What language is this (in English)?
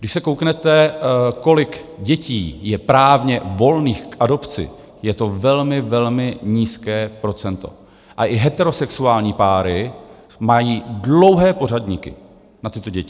Czech